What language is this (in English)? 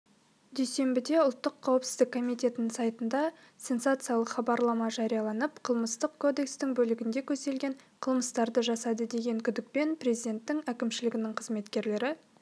Kazakh